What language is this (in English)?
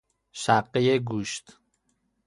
Persian